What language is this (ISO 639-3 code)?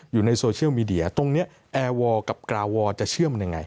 tha